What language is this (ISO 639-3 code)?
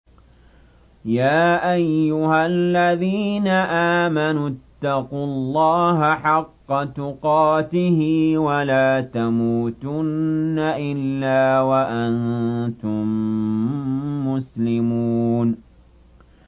ara